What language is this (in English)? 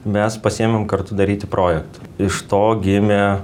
Lithuanian